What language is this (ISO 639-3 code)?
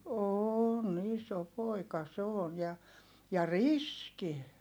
fin